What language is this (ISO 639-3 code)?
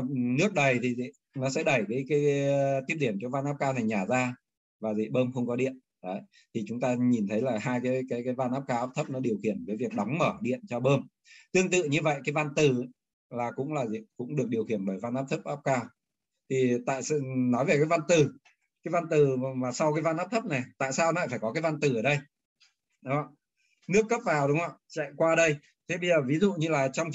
vie